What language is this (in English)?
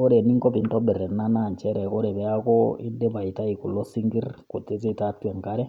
Masai